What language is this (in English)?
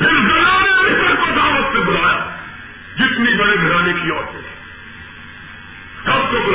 Urdu